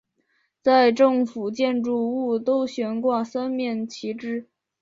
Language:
Chinese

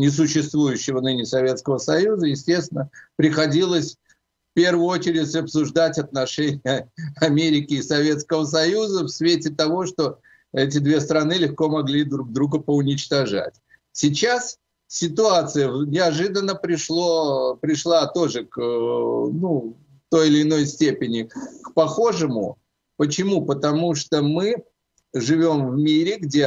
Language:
Russian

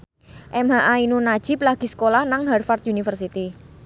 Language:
Javanese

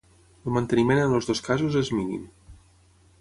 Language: Catalan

